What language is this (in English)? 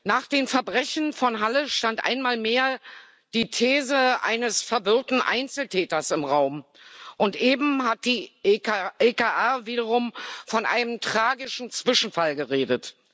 German